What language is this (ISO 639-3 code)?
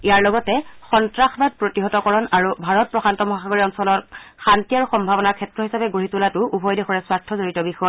asm